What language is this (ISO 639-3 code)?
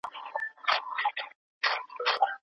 pus